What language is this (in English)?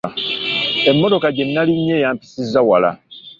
Ganda